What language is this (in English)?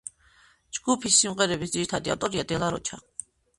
Georgian